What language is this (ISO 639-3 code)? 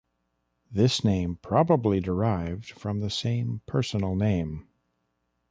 eng